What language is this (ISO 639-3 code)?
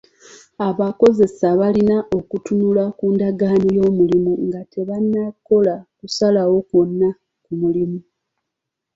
lug